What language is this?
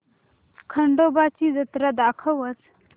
Marathi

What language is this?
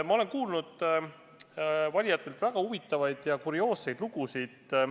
Estonian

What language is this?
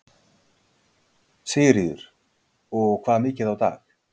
Icelandic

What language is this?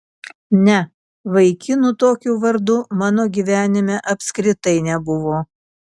Lithuanian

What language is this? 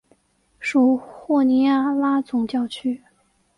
Chinese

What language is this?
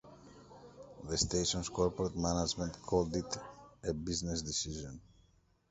English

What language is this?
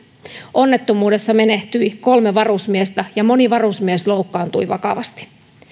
Finnish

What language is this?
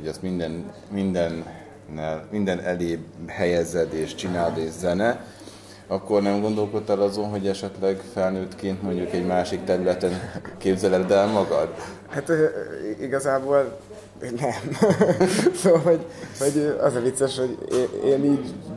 Hungarian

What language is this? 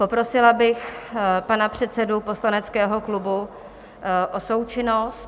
Czech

